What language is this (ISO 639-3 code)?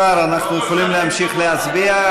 heb